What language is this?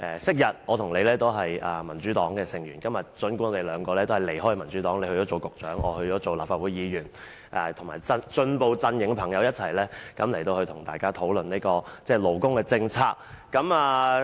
Cantonese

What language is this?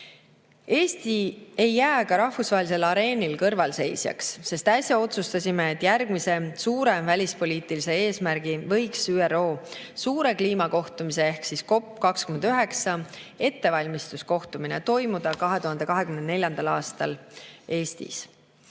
Estonian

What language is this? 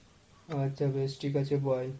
Bangla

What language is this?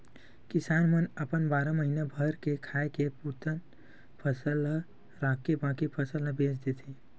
Chhattisgarhi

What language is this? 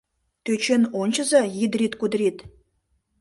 Mari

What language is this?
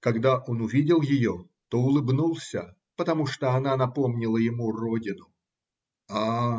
Russian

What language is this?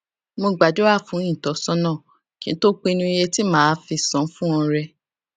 Yoruba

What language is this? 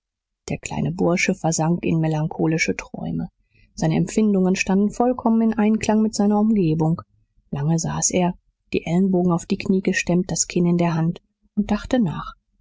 German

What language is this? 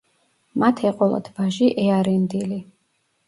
Georgian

